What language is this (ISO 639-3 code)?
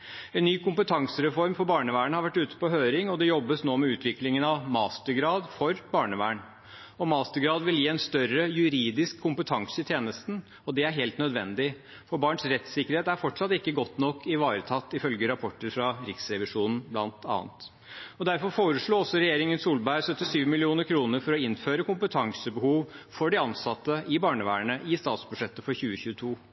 nob